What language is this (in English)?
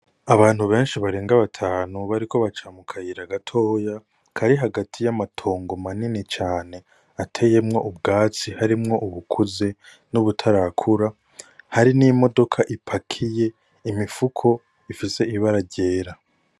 Rundi